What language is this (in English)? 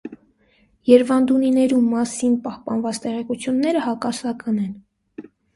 Armenian